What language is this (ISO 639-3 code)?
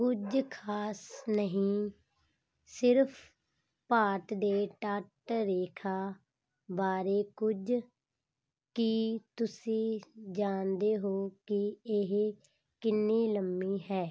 pan